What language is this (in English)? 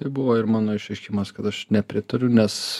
Lithuanian